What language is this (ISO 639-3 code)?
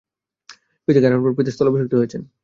ben